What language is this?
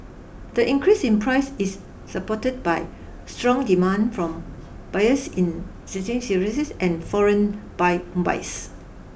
English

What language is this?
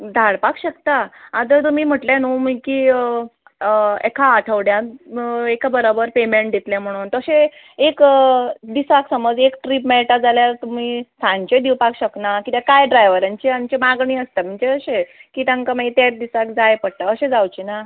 Konkani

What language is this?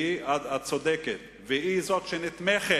Hebrew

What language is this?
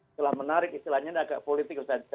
Indonesian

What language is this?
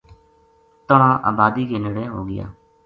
Gujari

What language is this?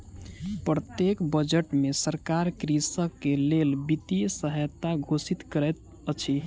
Maithili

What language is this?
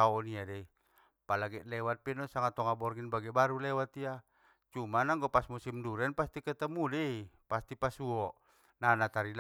Batak Mandailing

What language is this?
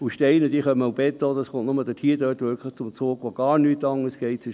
Swiss German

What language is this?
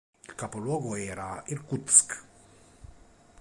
Italian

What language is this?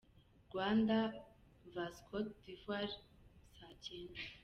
Kinyarwanda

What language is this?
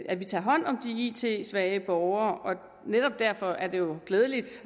Danish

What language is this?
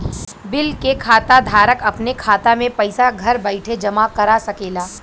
Bhojpuri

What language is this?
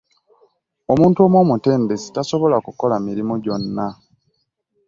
Ganda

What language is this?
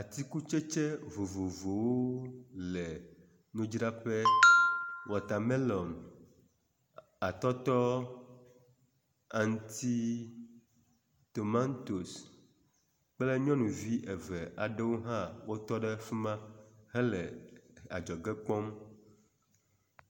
Ewe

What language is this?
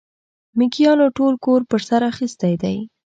Pashto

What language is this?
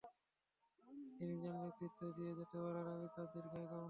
Bangla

